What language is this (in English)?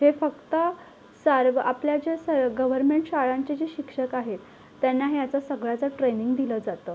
Marathi